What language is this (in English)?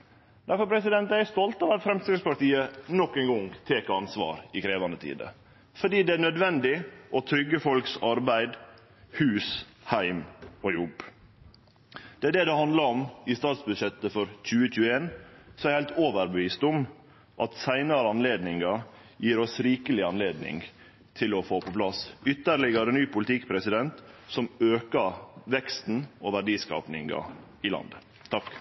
Norwegian Nynorsk